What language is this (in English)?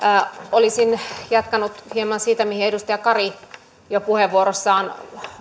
Finnish